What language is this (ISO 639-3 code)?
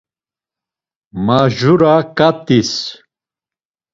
lzz